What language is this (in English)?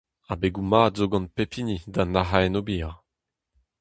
Breton